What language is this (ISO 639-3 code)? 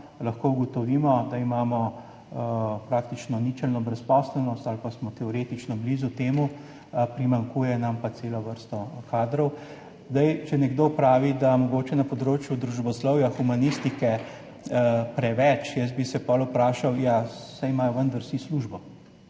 slv